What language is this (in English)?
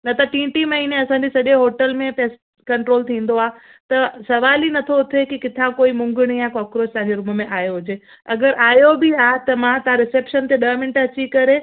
Sindhi